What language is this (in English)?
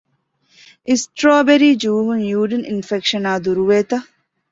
Divehi